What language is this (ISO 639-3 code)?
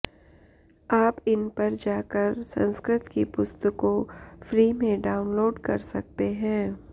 san